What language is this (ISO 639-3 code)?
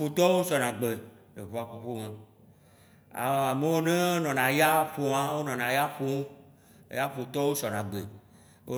wci